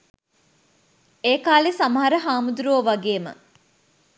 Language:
Sinhala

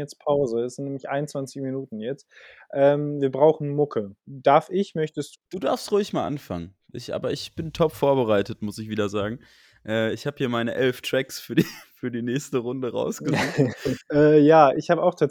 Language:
German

